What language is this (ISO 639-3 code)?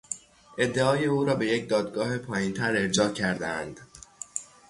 fas